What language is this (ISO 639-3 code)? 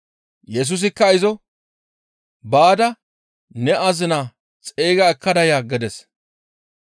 gmv